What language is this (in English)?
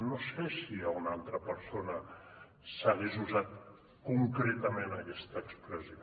Catalan